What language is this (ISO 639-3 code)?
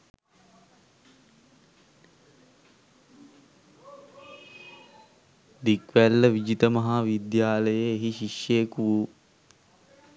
sin